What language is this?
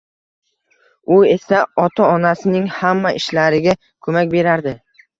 Uzbek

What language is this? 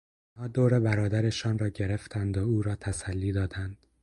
Persian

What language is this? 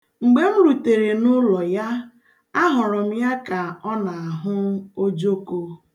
Igbo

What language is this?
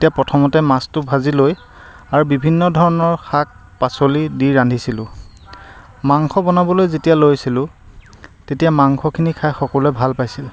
Assamese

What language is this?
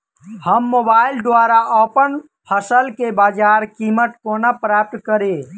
Maithili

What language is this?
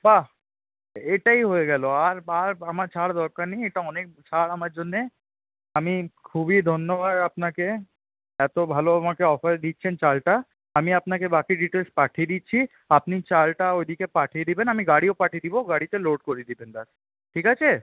Bangla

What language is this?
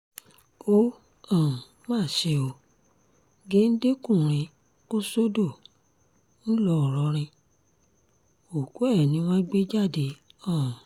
Yoruba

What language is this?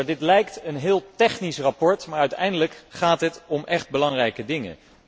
Dutch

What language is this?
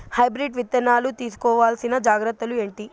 Telugu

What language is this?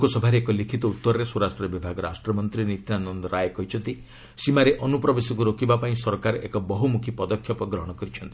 Odia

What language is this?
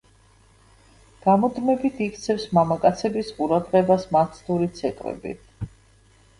Georgian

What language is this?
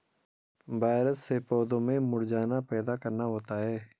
Hindi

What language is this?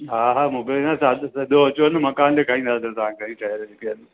Sindhi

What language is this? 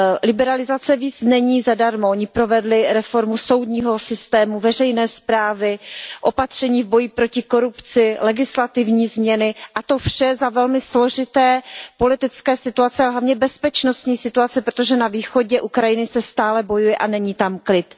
Czech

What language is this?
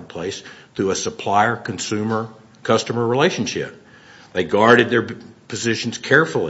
English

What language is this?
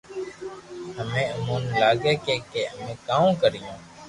Loarki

